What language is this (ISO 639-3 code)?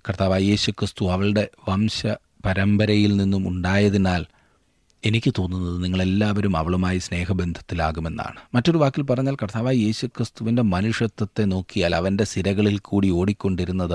mal